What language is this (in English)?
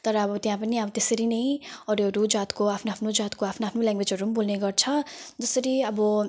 Nepali